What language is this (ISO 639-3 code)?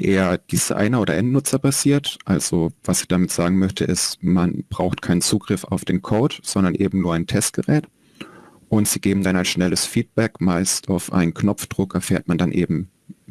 deu